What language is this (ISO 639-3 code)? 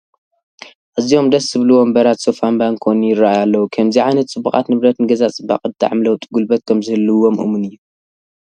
tir